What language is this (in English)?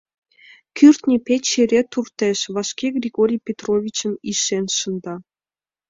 Mari